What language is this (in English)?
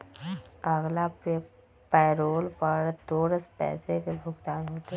Magahi